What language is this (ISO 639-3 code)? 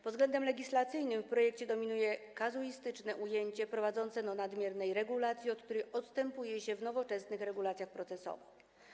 pol